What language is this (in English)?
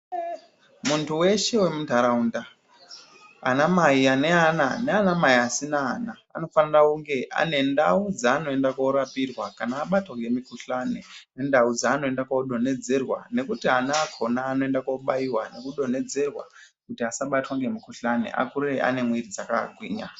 Ndau